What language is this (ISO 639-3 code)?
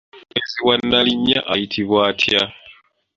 lug